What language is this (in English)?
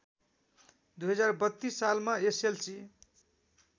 Nepali